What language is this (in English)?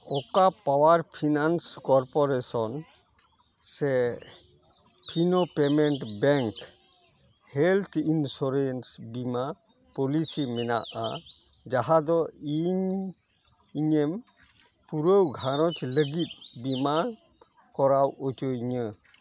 Santali